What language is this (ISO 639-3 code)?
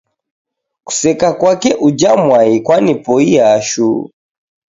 dav